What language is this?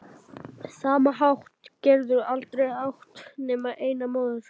Icelandic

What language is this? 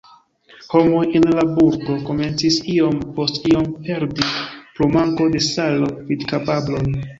Esperanto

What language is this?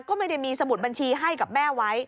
Thai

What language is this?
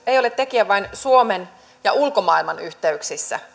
Finnish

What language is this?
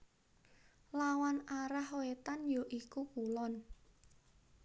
Javanese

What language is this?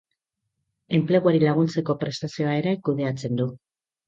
Basque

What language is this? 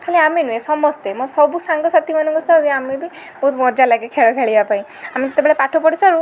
Odia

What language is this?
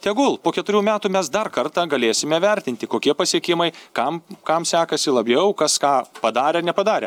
Lithuanian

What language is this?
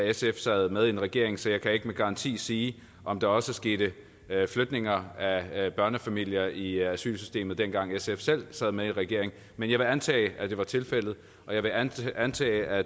Danish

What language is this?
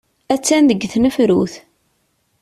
Kabyle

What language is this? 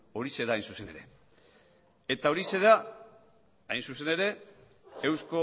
Basque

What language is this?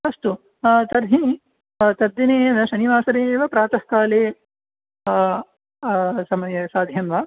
Sanskrit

